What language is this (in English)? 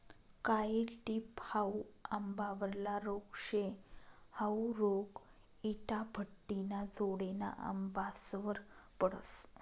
Marathi